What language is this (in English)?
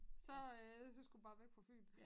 Danish